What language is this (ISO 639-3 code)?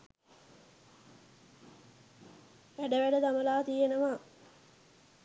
sin